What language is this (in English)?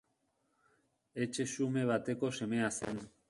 Basque